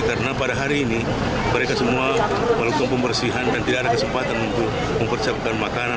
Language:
Indonesian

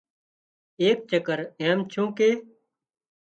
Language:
Wadiyara Koli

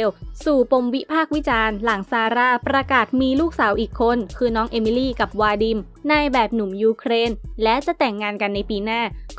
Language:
Thai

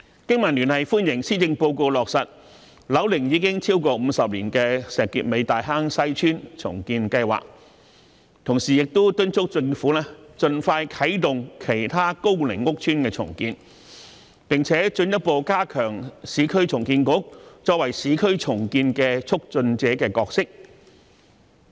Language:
Cantonese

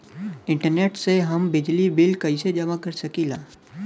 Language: Bhojpuri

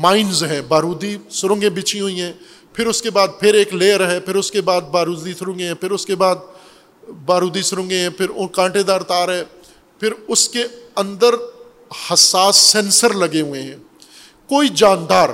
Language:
Urdu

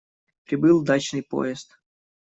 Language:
Russian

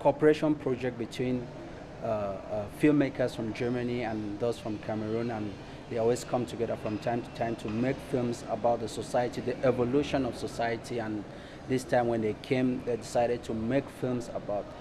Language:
English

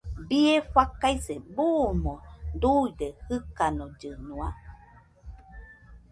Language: Nüpode Huitoto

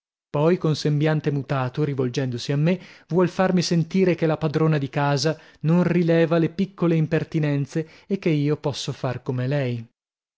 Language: Italian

